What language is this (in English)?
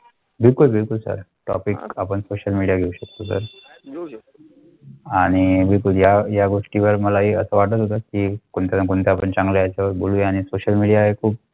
Marathi